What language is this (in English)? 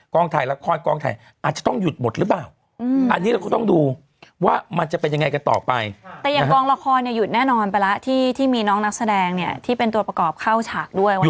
Thai